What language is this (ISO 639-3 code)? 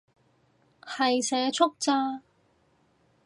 yue